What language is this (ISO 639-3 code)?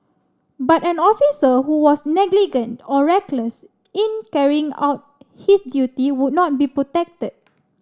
eng